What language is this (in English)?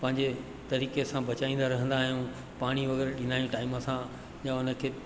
Sindhi